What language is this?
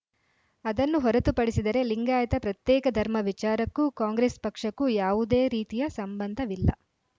Kannada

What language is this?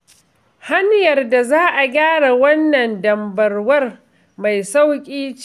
Hausa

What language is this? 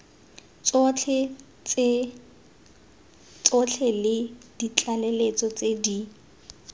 Tswana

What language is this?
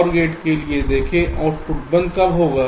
Hindi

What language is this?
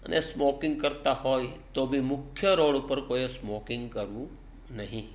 Gujarati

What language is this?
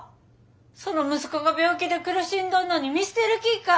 Japanese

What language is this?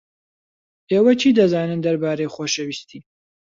Central Kurdish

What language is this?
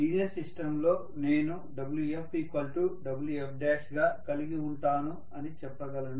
Telugu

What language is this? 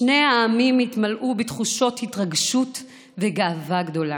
Hebrew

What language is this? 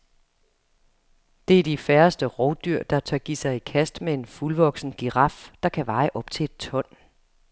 Danish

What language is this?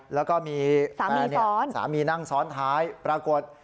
Thai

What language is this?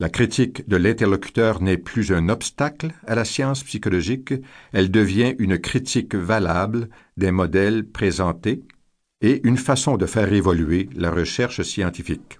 French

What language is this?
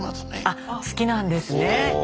Japanese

